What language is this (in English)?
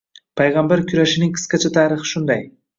Uzbek